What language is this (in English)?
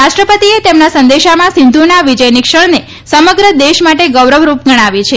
Gujarati